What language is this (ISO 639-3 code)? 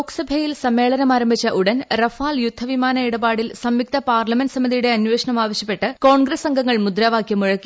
mal